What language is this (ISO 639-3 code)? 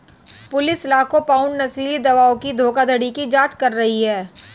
hin